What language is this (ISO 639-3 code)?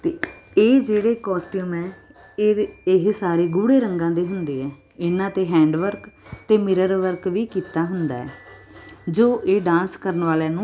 pan